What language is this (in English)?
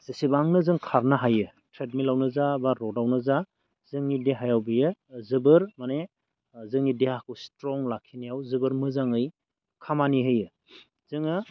Bodo